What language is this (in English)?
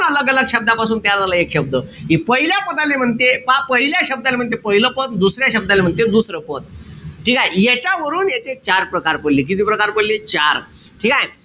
Marathi